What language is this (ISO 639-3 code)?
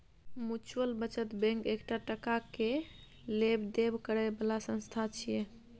mai